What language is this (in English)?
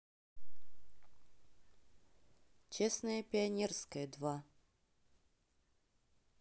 Russian